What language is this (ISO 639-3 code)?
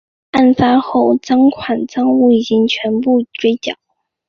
zho